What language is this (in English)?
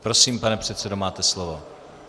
Czech